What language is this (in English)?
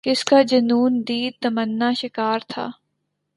Urdu